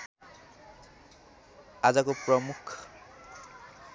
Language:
Nepali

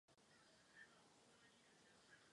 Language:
Czech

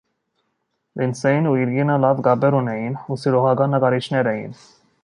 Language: Armenian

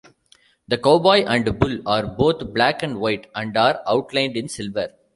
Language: English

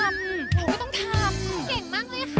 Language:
Thai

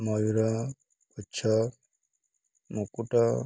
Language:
Odia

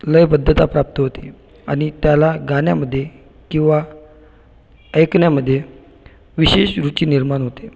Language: Marathi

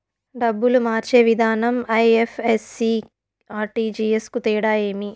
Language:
Telugu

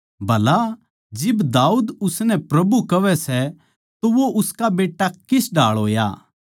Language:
Haryanvi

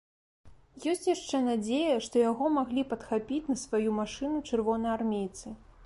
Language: Belarusian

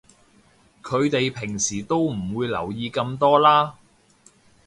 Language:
Cantonese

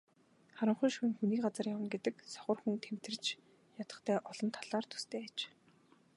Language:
Mongolian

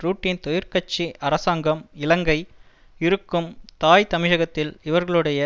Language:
Tamil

